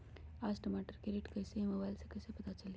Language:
Magahi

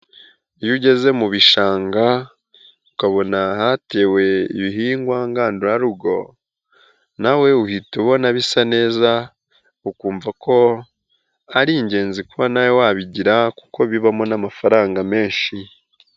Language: Kinyarwanda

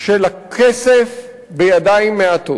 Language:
Hebrew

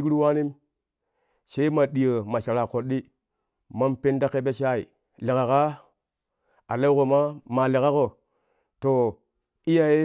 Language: Kushi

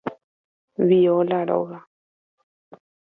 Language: Guarani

